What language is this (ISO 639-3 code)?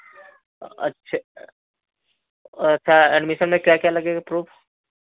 hin